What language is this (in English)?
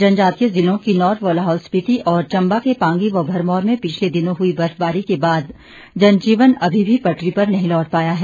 Hindi